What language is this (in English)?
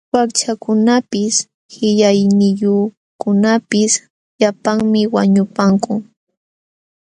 Jauja Wanca Quechua